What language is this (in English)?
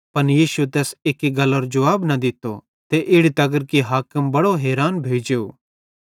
Bhadrawahi